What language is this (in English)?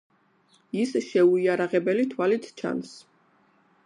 Georgian